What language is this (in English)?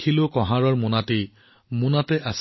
Assamese